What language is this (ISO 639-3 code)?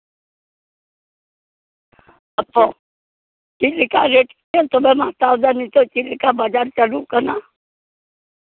sat